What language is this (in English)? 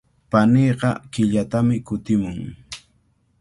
Cajatambo North Lima Quechua